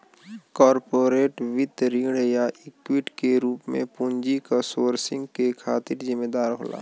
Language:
Bhojpuri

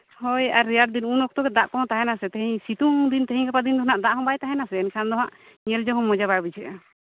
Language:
Santali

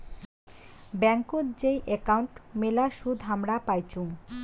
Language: Bangla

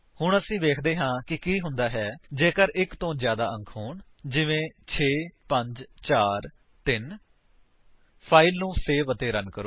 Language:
Punjabi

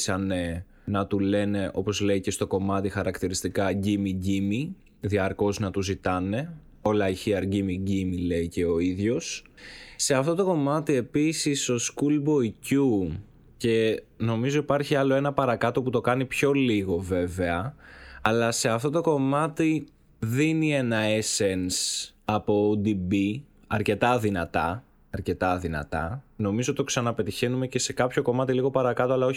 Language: Greek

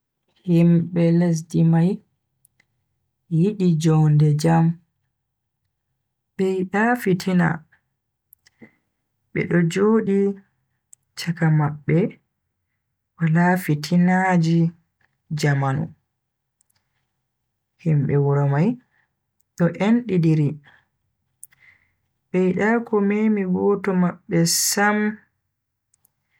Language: Bagirmi Fulfulde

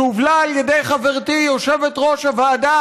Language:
Hebrew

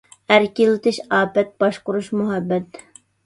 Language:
Uyghur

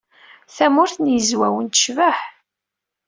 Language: Kabyle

